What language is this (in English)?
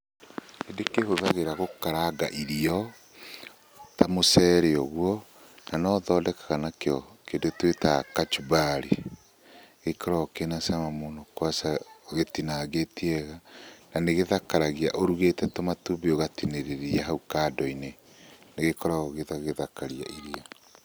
Kikuyu